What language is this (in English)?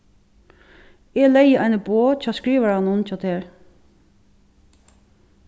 Faroese